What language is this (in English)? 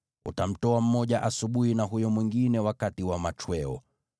Swahili